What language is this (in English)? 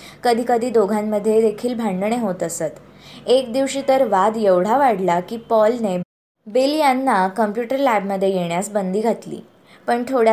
Marathi